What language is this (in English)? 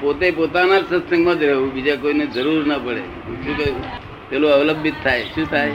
Gujarati